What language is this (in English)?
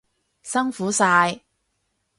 Cantonese